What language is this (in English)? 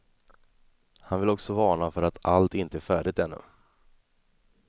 Swedish